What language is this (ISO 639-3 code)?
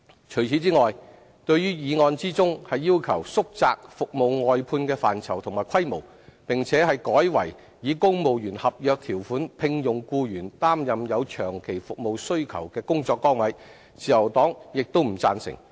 yue